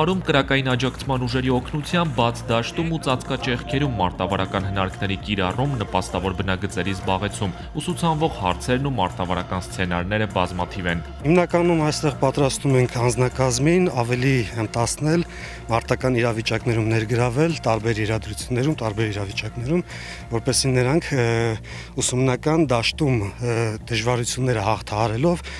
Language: Turkish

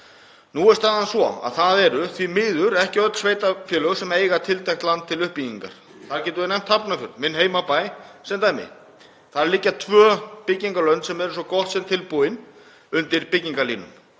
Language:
Icelandic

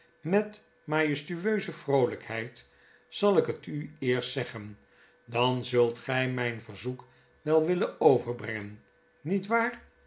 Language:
Dutch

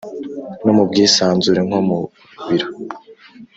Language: Kinyarwanda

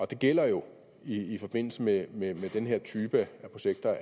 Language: Danish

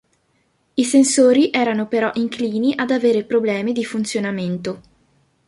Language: Italian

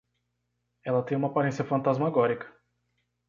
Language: Portuguese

